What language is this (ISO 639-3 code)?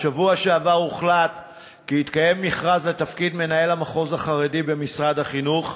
heb